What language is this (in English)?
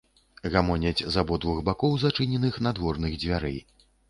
Belarusian